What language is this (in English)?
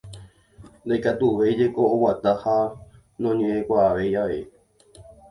Guarani